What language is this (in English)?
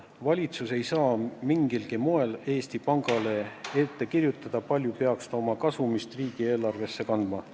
Estonian